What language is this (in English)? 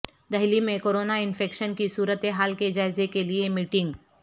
Urdu